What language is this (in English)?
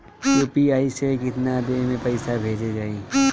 Bhojpuri